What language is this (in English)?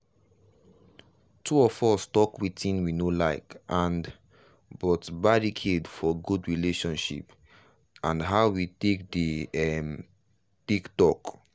Nigerian Pidgin